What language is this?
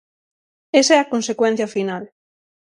Galician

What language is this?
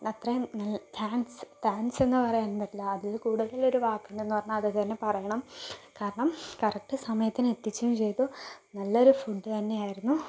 Malayalam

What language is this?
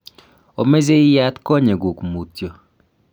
Kalenjin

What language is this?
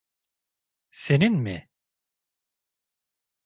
Turkish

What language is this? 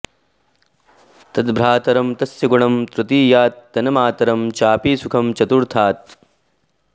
Sanskrit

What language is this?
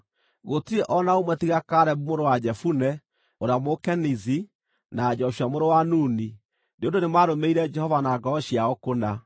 Kikuyu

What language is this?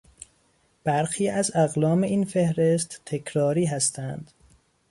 Persian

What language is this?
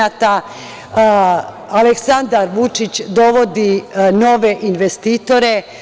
Serbian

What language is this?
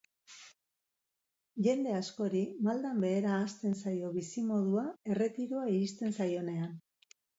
Basque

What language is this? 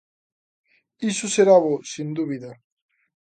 Galician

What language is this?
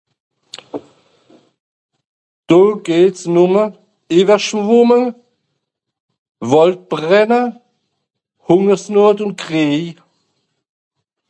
Swiss German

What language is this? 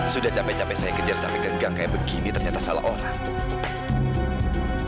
Indonesian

